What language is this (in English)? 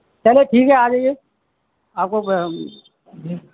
Urdu